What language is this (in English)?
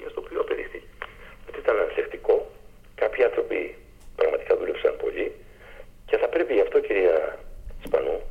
Greek